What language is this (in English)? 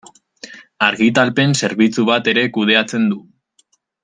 Basque